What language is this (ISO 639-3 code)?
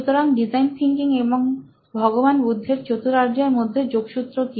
ben